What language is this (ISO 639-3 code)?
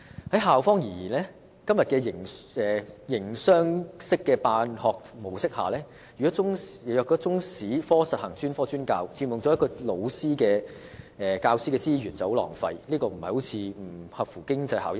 yue